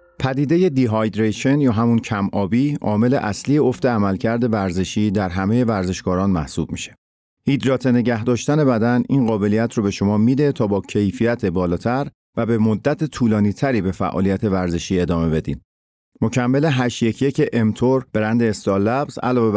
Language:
Persian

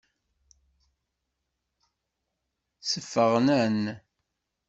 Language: Kabyle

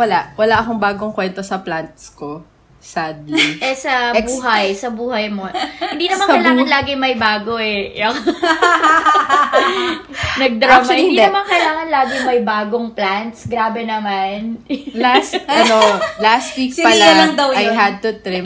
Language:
Filipino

